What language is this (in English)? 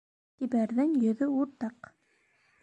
Bashkir